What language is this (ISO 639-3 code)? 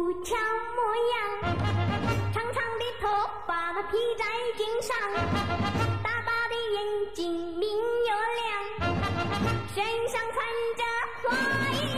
hun